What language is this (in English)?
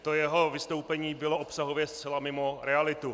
Czech